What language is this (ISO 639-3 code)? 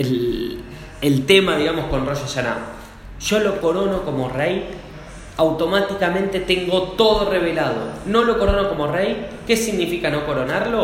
spa